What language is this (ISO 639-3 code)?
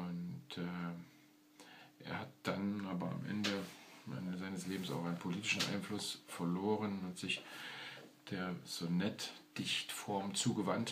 deu